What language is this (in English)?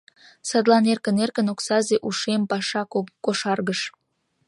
Mari